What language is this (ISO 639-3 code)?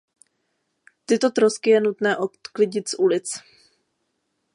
ces